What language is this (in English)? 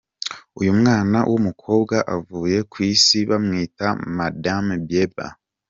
Kinyarwanda